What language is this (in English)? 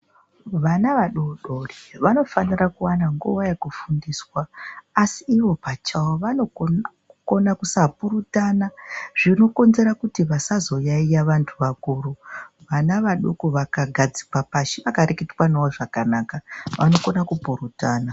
Ndau